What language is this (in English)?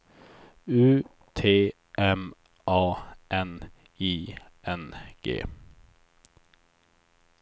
Swedish